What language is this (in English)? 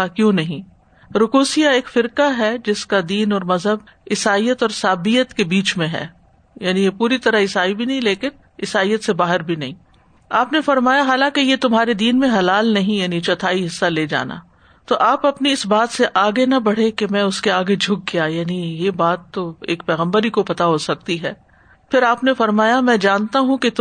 Urdu